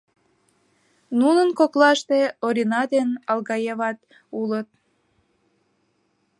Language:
Mari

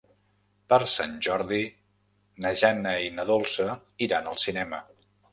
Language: Catalan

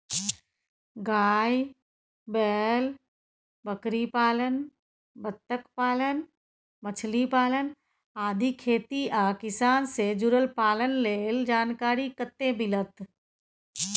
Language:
Maithili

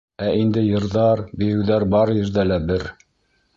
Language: Bashkir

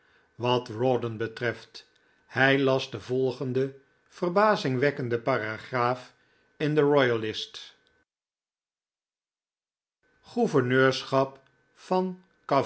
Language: Dutch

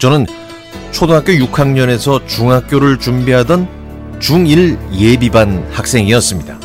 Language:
Korean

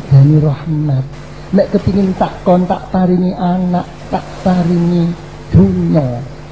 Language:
Indonesian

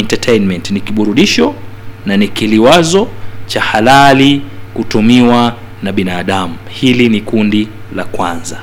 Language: Swahili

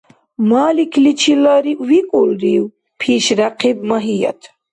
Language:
Dargwa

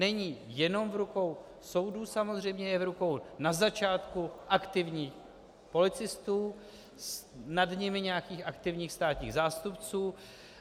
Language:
Czech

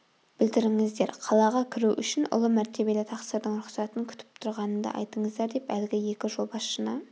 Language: Kazakh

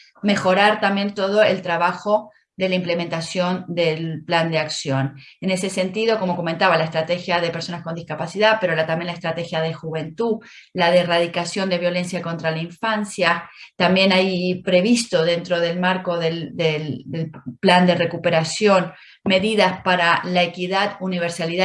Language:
Spanish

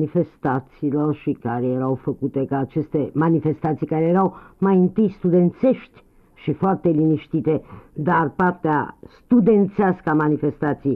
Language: Romanian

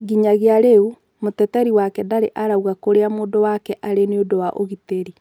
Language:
Kikuyu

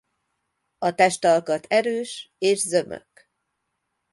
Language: Hungarian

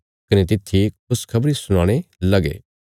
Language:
Bilaspuri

